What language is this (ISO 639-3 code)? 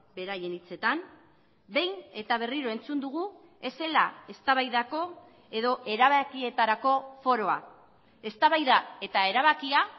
eus